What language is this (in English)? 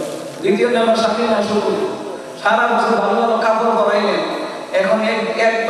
Bangla